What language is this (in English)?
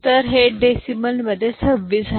Marathi